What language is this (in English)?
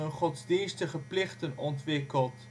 Dutch